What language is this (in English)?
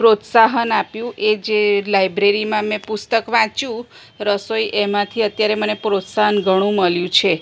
Gujarati